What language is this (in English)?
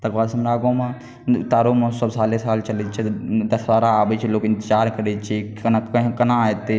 Maithili